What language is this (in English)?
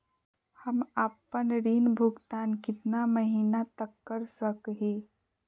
Magahi